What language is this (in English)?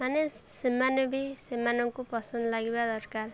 Odia